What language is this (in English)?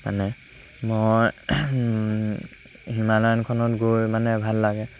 Assamese